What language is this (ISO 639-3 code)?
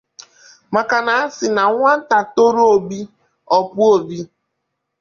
ibo